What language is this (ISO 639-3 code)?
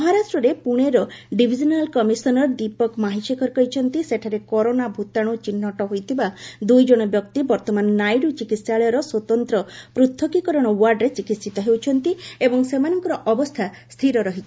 ori